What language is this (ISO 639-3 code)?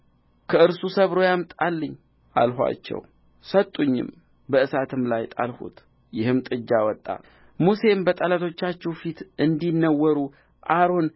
amh